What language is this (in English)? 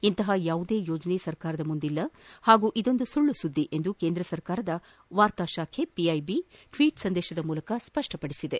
Kannada